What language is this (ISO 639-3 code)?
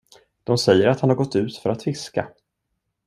swe